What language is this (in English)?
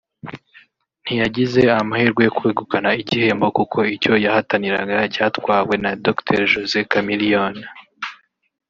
Kinyarwanda